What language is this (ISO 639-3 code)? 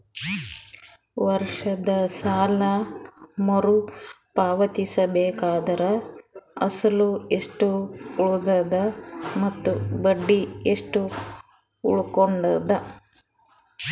kan